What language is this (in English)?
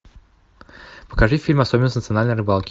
Russian